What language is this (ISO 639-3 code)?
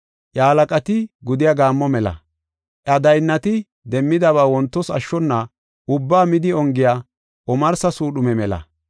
gof